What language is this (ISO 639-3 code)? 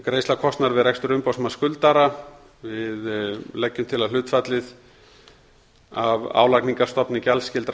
isl